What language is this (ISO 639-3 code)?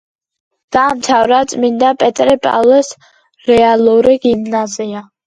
kat